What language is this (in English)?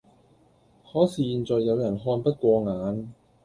Cantonese